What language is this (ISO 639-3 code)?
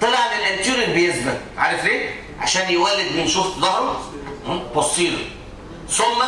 ara